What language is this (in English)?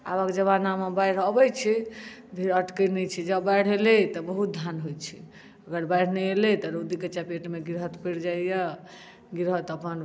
Maithili